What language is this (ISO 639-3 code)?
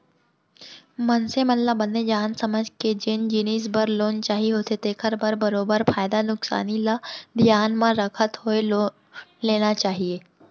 hne